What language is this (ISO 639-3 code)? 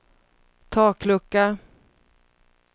swe